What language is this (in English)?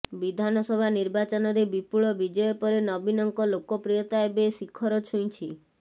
Odia